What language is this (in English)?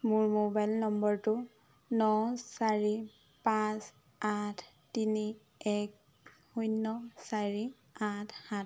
Assamese